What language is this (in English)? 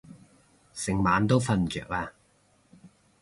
Cantonese